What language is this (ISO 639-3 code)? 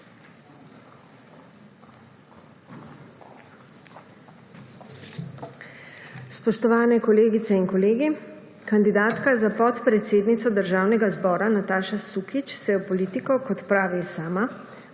slv